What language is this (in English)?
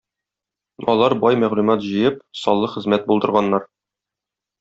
Tatar